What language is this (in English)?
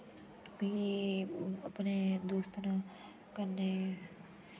Dogri